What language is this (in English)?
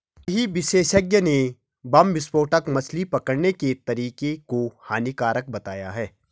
Hindi